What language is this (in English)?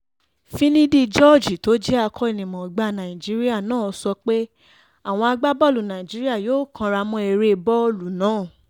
Yoruba